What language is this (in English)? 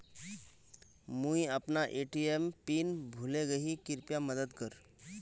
Magahi